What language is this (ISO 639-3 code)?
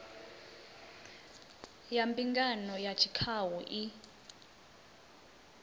ven